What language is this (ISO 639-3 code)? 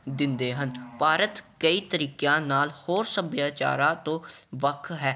pan